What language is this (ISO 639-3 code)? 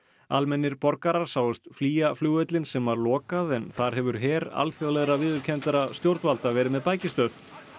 isl